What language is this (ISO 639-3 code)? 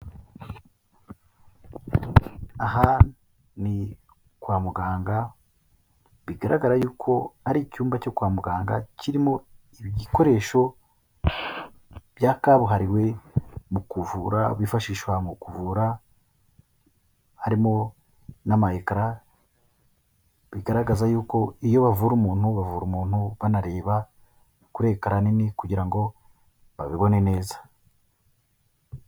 kin